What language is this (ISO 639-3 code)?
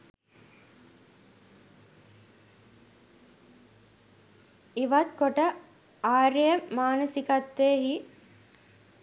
sin